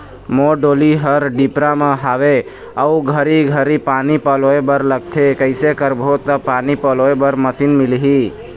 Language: Chhattisgarhi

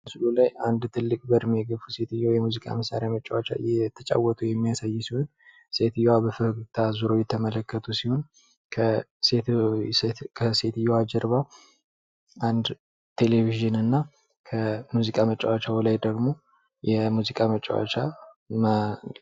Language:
Amharic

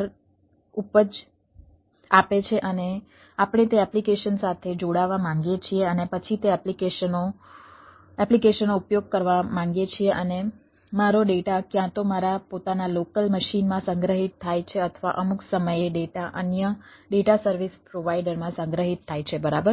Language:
Gujarati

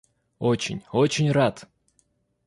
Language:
Russian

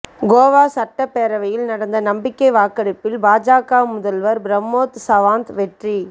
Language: Tamil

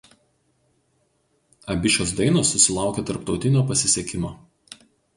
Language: Lithuanian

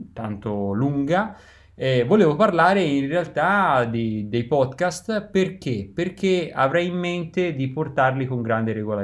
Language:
Italian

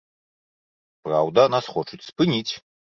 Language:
Belarusian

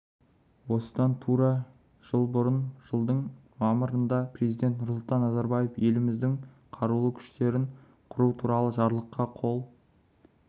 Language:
Kazakh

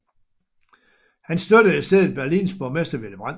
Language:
Danish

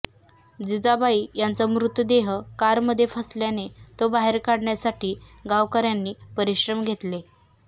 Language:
Marathi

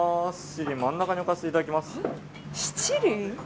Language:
Japanese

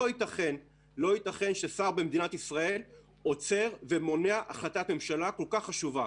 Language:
Hebrew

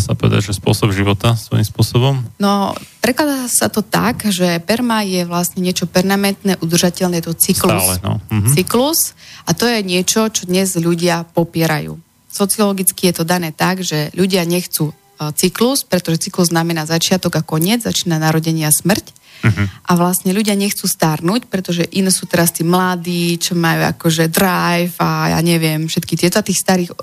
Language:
Slovak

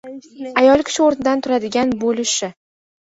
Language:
Uzbek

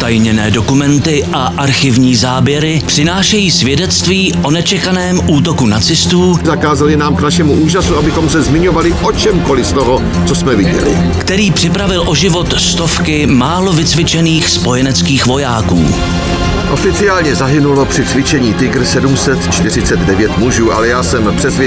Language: Czech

